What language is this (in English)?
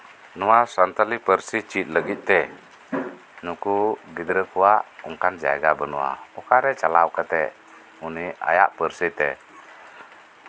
Santali